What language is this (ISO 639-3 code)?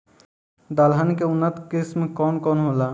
bho